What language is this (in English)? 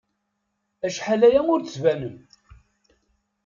Kabyle